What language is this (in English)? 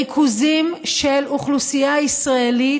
Hebrew